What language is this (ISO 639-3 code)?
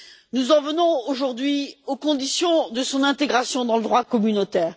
fra